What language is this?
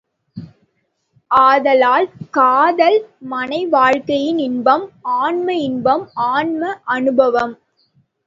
Tamil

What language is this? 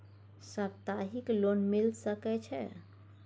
Maithili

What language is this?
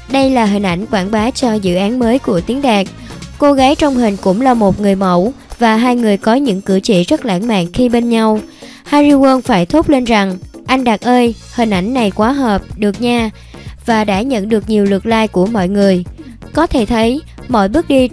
Vietnamese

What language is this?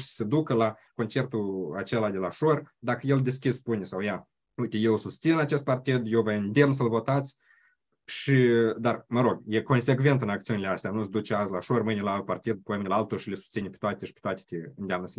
Romanian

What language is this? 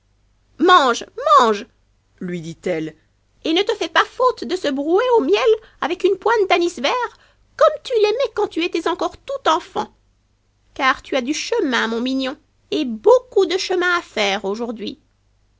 French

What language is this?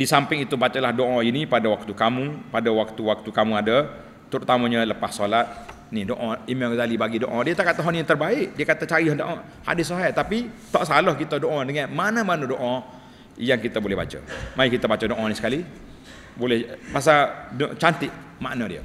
Malay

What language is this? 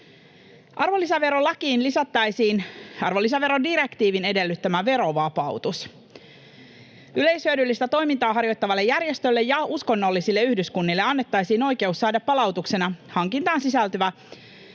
Finnish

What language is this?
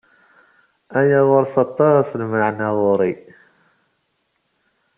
Kabyle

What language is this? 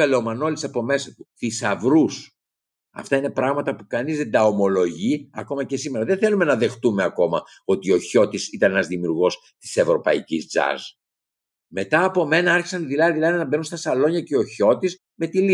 Greek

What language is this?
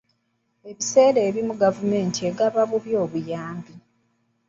Ganda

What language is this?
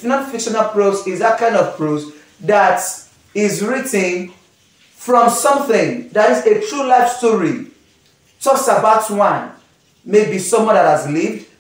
English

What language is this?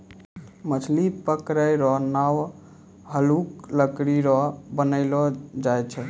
Maithili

